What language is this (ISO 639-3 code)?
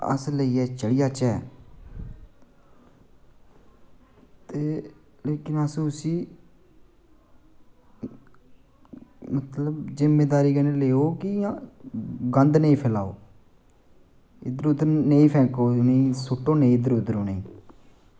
doi